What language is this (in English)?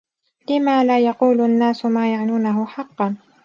Arabic